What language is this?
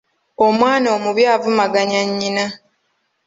Ganda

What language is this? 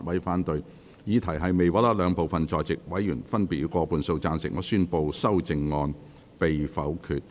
Cantonese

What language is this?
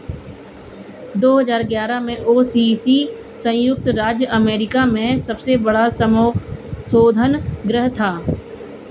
Hindi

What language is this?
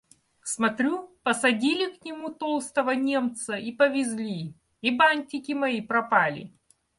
Russian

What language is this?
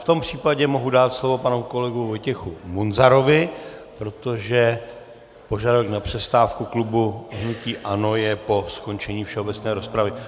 Czech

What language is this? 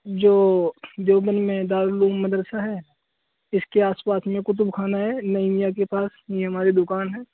Urdu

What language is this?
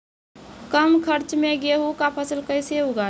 Maithili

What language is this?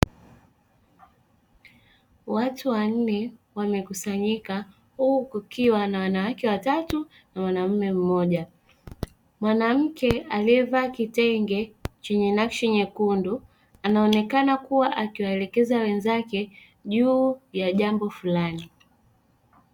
Swahili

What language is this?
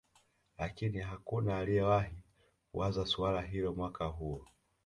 Swahili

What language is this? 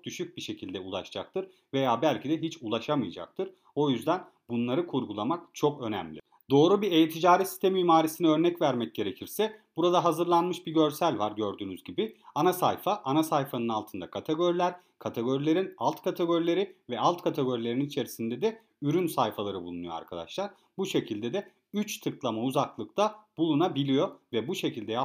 Turkish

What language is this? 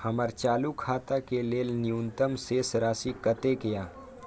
Maithili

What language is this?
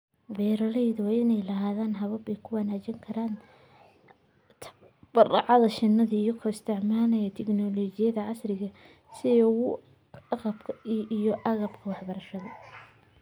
Somali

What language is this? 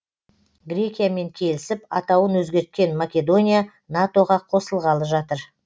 Kazakh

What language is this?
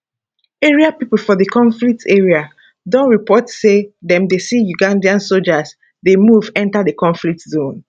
Nigerian Pidgin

